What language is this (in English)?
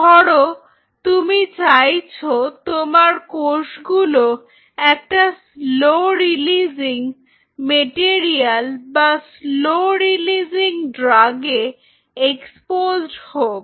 Bangla